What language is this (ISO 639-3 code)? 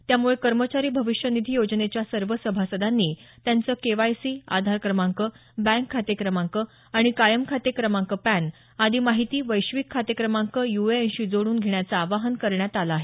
mar